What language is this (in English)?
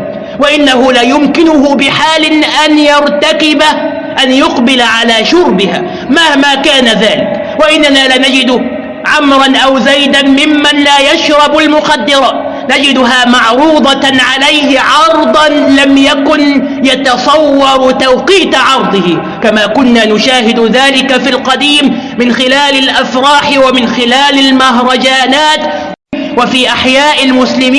Arabic